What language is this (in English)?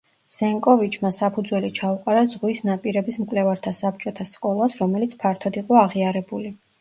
Georgian